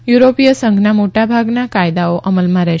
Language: Gujarati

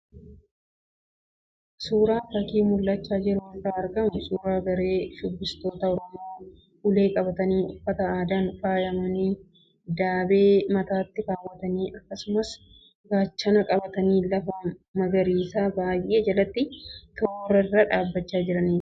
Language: Oromo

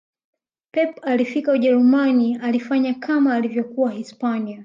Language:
Swahili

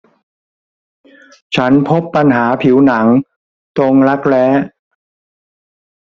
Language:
Thai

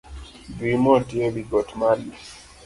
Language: Luo (Kenya and Tanzania)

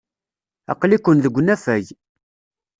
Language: Kabyle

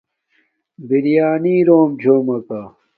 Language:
Domaaki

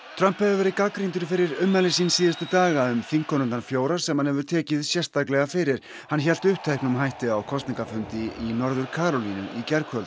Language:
Icelandic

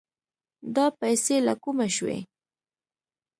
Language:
Pashto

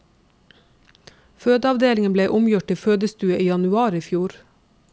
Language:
Norwegian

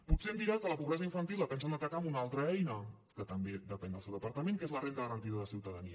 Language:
Catalan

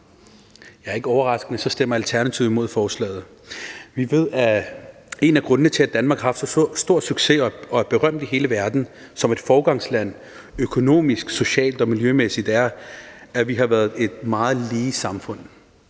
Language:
Danish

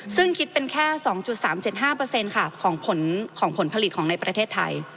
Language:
Thai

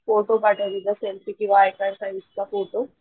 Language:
Marathi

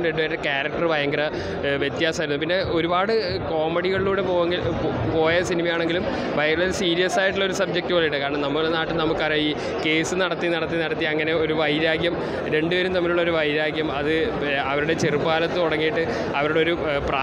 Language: Malayalam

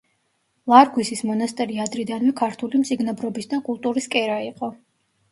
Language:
Georgian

